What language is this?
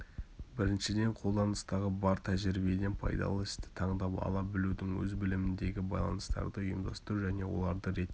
Kazakh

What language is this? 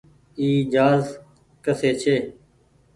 Goaria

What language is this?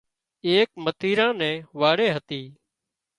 Wadiyara Koli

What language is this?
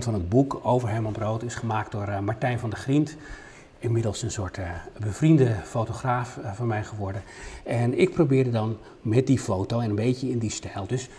Dutch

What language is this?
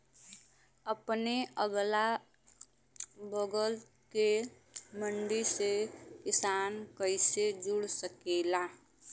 Bhojpuri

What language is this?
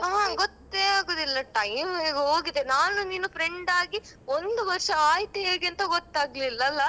Kannada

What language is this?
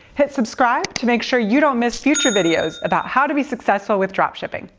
English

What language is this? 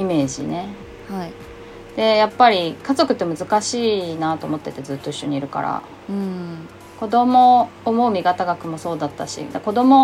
Japanese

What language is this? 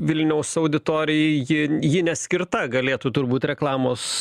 Lithuanian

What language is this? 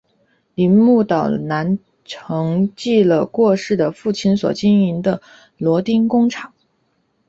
Chinese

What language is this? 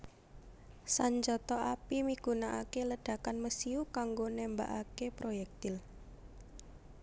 Javanese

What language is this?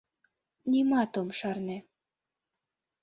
Mari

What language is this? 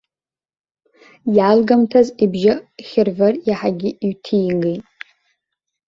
Abkhazian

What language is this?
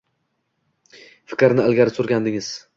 Uzbek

